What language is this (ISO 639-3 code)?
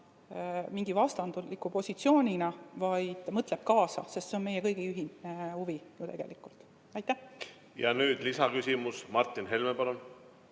est